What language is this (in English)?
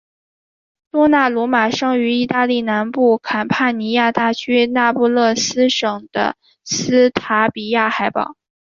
Chinese